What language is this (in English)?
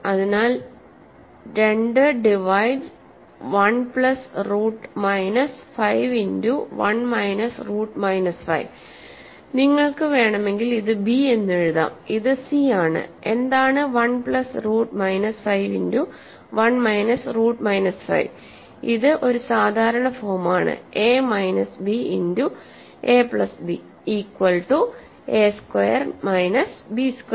Malayalam